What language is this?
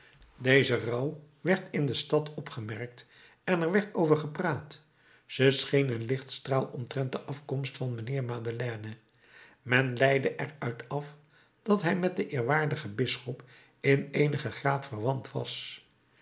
Dutch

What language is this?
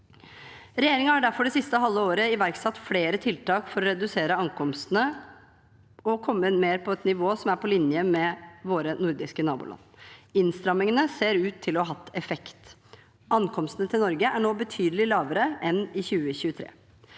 Norwegian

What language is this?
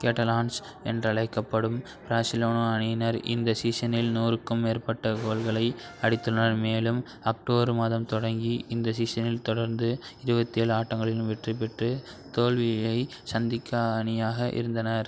Tamil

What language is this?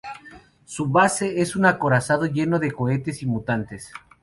Spanish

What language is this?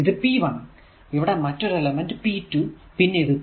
Malayalam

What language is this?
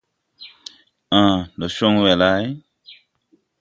Tupuri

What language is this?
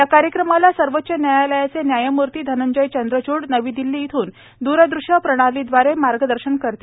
Marathi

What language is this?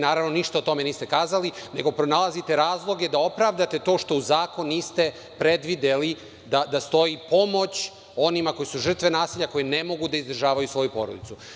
Serbian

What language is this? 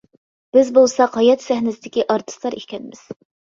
Uyghur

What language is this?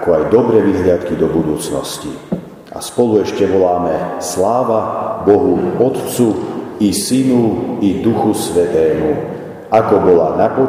Slovak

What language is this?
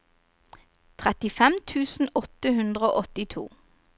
Norwegian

